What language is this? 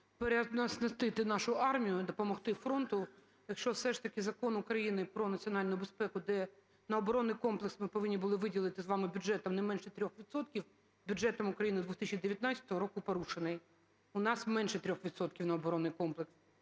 Ukrainian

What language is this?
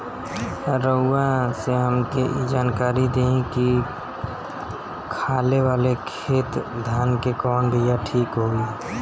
Bhojpuri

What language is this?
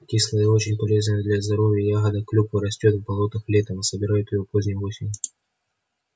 Russian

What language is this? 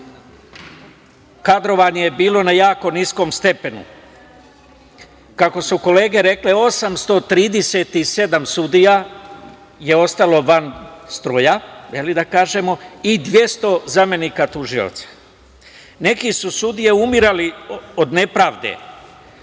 Serbian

